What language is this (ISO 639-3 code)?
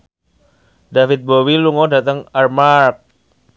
jav